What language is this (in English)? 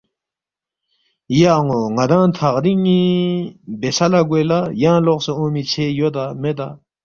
Balti